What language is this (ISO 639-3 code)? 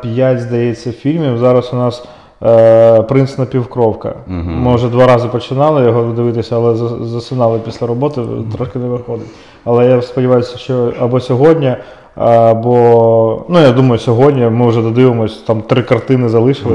ukr